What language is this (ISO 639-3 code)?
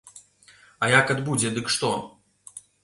bel